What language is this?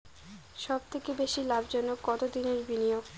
Bangla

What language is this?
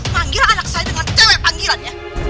Indonesian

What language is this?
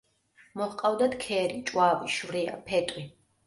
Georgian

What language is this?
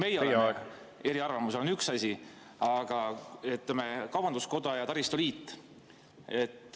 Estonian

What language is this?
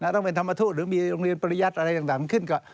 Thai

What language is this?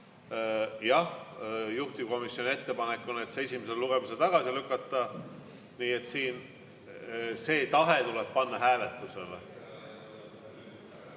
Estonian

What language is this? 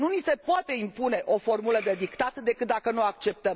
Romanian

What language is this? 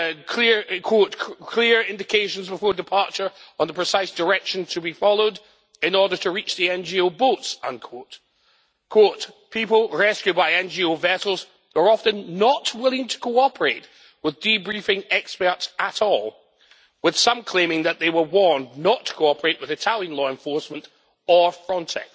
English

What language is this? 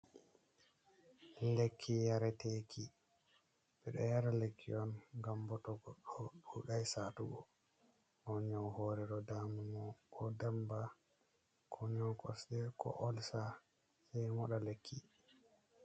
Fula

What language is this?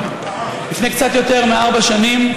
Hebrew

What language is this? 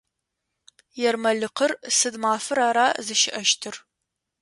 Adyghe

